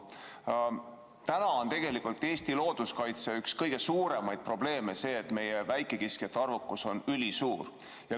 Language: Estonian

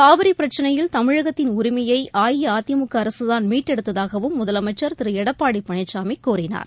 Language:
Tamil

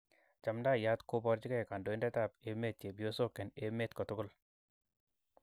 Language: Kalenjin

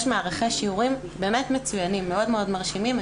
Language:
Hebrew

